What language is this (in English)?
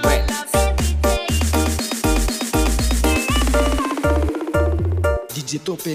English